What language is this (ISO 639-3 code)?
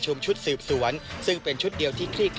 tha